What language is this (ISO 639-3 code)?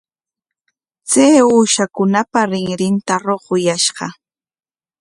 qwa